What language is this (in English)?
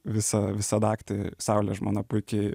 Lithuanian